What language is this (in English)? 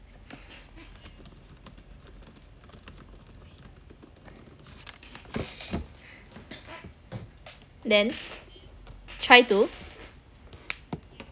English